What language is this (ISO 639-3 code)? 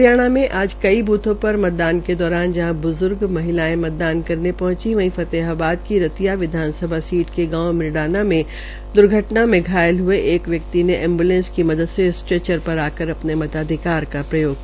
hin